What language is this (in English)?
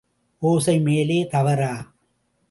Tamil